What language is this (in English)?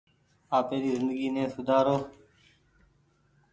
Goaria